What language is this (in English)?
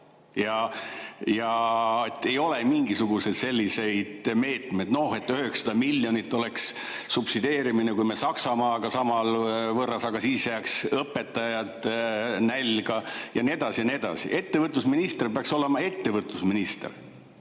Estonian